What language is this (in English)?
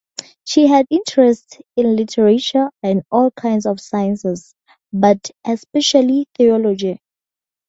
English